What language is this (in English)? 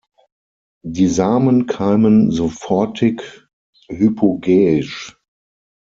German